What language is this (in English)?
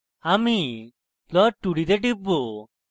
Bangla